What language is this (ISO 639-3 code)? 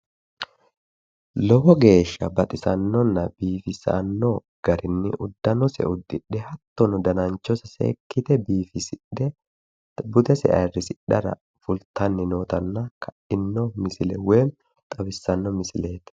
sid